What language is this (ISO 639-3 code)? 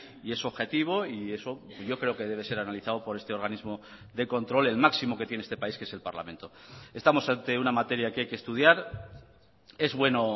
spa